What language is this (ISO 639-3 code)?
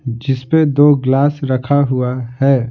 hin